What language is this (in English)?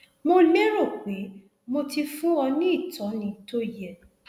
Yoruba